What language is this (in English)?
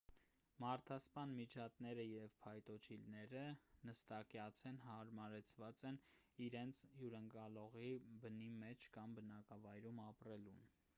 Armenian